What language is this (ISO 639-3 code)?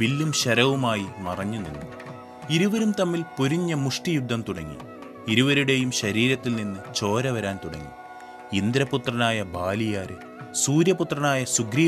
mal